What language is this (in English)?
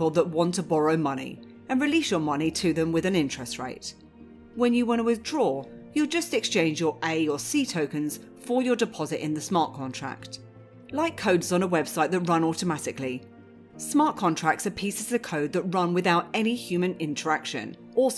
English